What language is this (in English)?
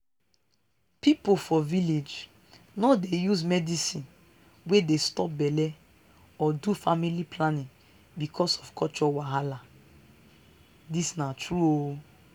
Nigerian Pidgin